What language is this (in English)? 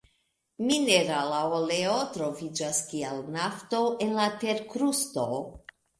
Esperanto